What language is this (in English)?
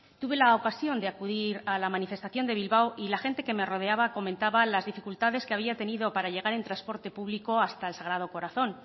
Spanish